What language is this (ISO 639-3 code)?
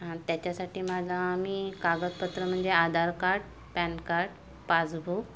mar